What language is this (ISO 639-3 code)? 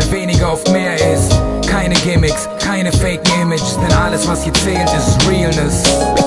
ces